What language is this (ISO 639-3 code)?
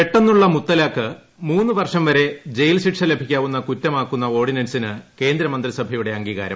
mal